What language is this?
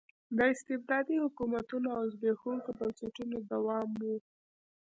Pashto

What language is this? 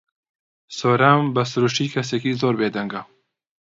Central Kurdish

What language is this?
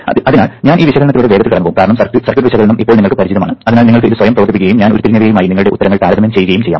Malayalam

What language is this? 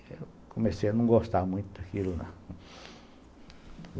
Portuguese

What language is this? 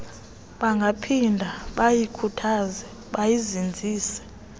Xhosa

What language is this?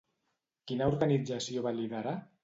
Catalan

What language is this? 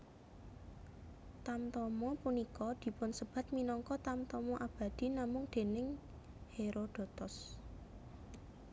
Javanese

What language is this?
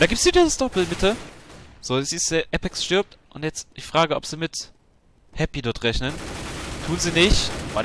German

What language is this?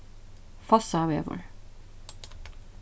Faroese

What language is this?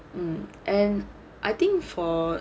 English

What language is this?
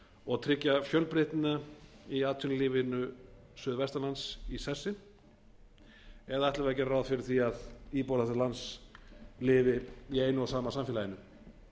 Icelandic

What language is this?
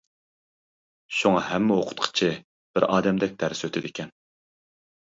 Uyghur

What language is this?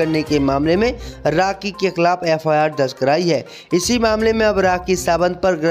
Hindi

